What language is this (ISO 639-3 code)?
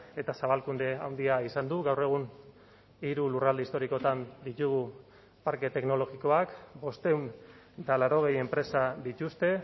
eus